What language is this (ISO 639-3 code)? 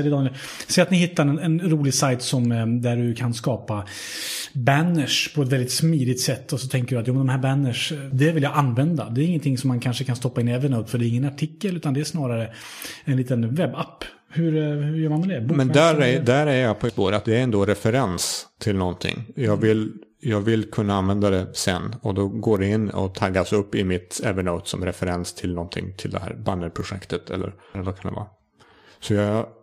swe